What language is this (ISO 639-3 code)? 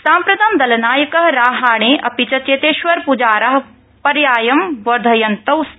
san